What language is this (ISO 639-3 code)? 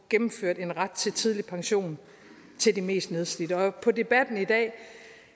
dan